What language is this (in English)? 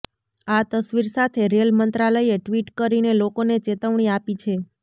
Gujarati